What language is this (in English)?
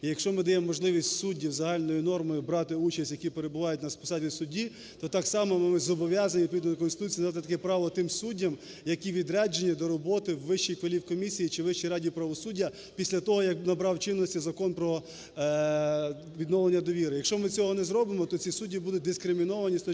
Ukrainian